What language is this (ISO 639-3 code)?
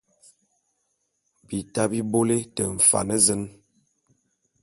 bum